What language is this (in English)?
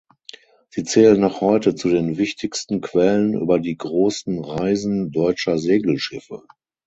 German